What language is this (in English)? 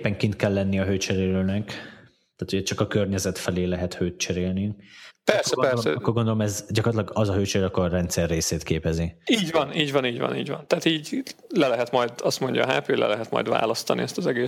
Hungarian